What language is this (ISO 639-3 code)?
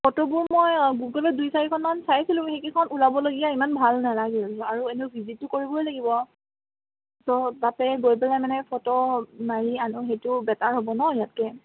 asm